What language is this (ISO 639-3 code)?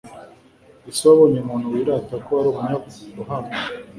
kin